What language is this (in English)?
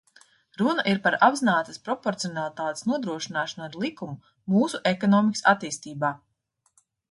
Latvian